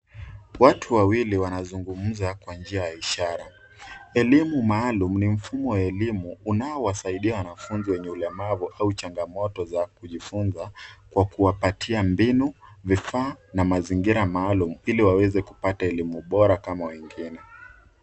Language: Swahili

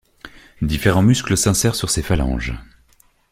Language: French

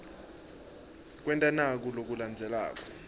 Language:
Swati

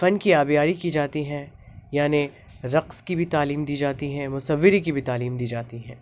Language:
Urdu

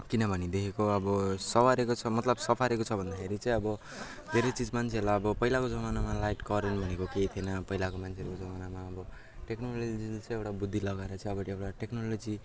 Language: Nepali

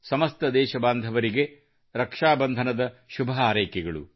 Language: Kannada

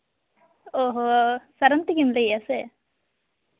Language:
Santali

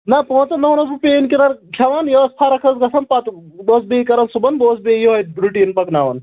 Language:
Kashmiri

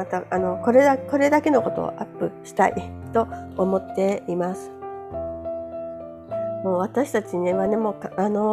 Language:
Japanese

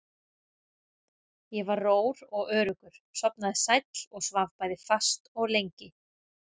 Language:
Icelandic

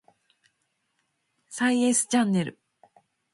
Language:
Japanese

